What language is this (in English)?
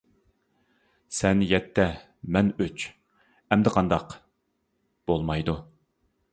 Uyghur